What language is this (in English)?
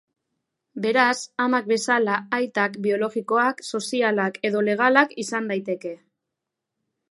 Basque